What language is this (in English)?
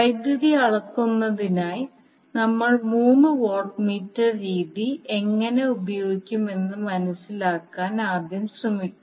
Malayalam